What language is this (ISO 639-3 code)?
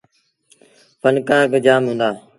sbn